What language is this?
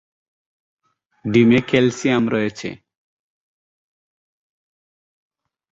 Bangla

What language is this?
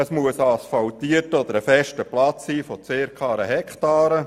Swiss German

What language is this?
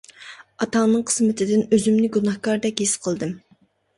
Uyghur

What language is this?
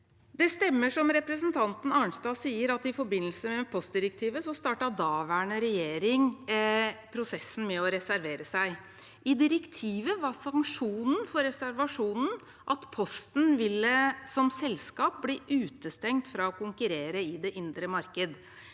Norwegian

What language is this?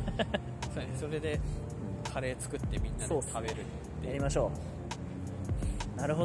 Japanese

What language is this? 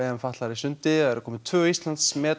Icelandic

